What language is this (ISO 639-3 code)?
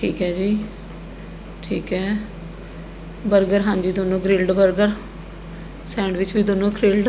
pan